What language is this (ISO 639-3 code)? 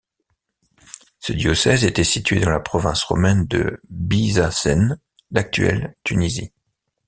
fra